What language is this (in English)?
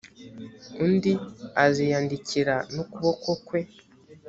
Kinyarwanda